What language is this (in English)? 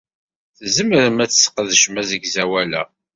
Kabyle